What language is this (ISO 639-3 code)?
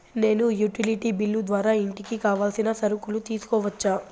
tel